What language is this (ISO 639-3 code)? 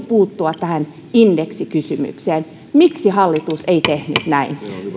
fin